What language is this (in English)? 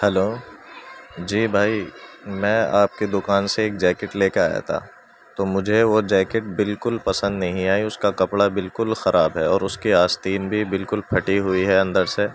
Urdu